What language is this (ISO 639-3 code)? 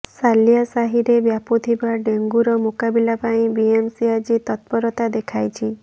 ori